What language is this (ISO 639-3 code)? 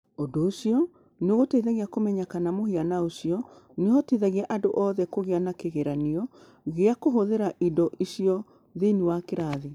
kik